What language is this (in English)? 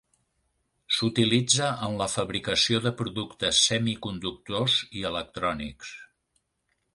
Catalan